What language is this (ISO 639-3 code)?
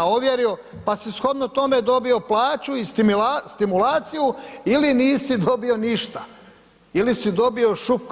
hrv